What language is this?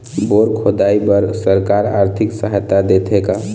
Chhattisgarhi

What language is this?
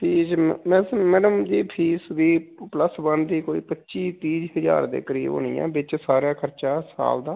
Punjabi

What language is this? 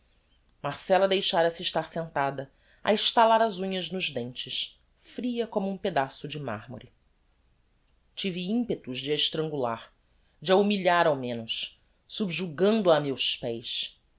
Portuguese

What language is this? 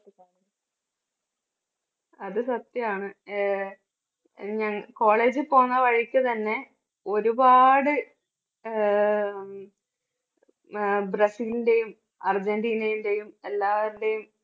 Malayalam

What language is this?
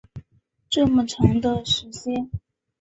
Chinese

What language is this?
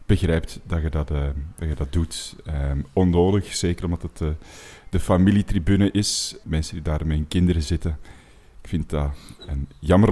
Dutch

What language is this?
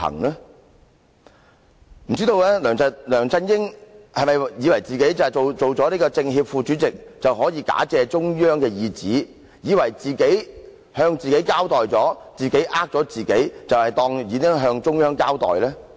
Cantonese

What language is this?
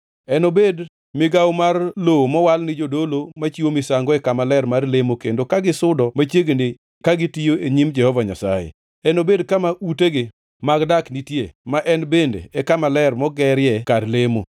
Luo (Kenya and Tanzania)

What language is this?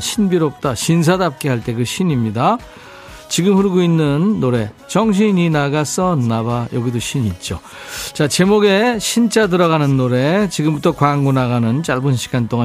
Korean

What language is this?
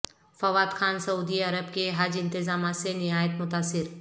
Urdu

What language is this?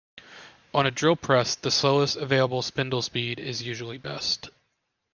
English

